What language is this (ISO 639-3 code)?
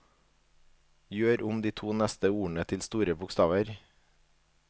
nor